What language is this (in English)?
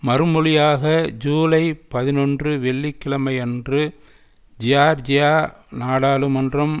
Tamil